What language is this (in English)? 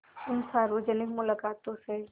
Hindi